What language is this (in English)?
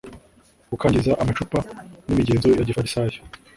Kinyarwanda